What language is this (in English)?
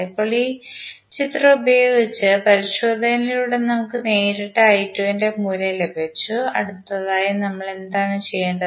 Malayalam